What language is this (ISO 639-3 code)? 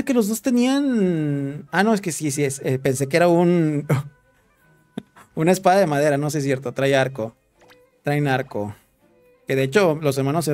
spa